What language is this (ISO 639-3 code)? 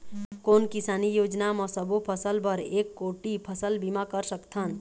hne